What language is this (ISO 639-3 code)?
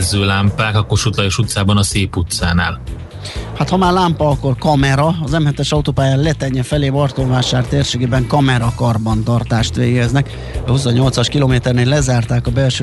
hun